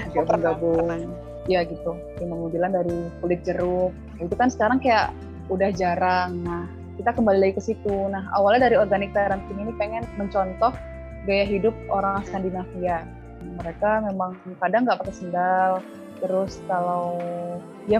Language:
Indonesian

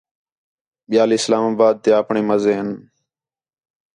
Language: Khetrani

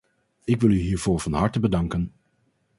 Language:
Dutch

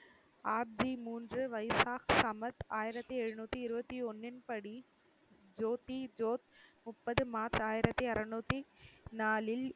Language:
Tamil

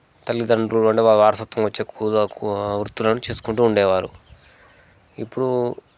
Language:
Telugu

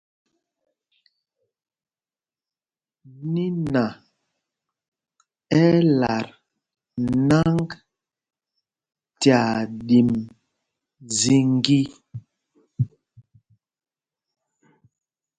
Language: Mpumpong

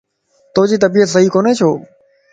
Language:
Lasi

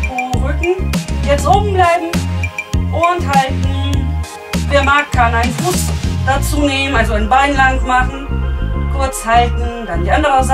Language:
German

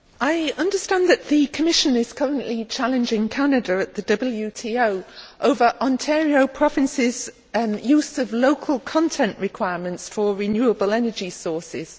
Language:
English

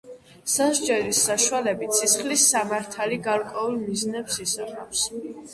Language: Georgian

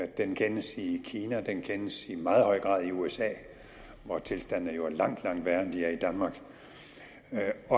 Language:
Danish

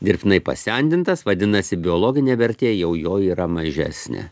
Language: Lithuanian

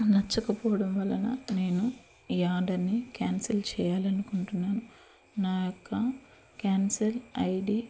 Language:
Telugu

